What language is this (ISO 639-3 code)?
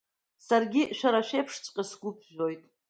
abk